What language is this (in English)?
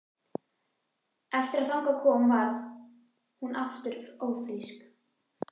Icelandic